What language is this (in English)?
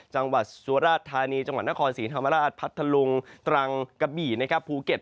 Thai